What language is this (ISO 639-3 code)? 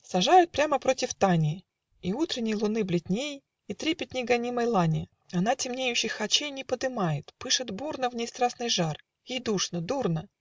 rus